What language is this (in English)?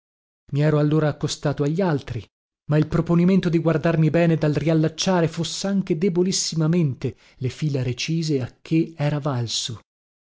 Italian